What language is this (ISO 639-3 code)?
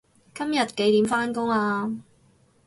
yue